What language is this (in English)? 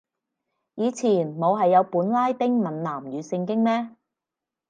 Cantonese